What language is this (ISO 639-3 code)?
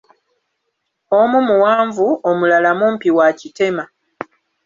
lug